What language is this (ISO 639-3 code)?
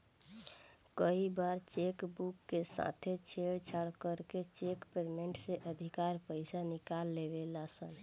bho